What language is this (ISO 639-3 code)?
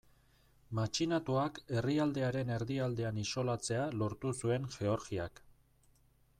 eus